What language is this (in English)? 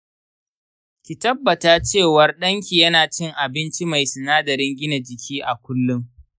Hausa